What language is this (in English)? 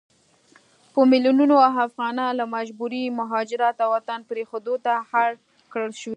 Pashto